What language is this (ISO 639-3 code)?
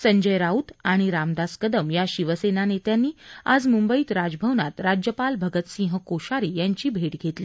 mar